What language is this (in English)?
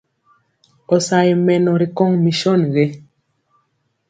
Mpiemo